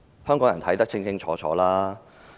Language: Cantonese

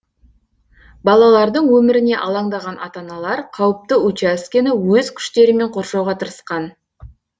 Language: Kazakh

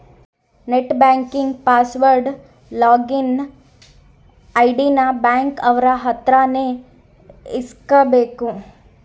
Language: Kannada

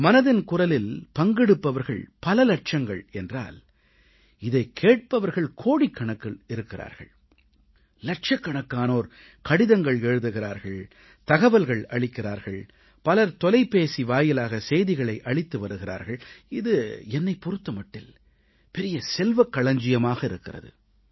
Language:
Tamil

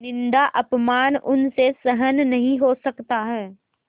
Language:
Hindi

